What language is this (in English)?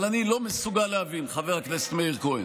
Hebrew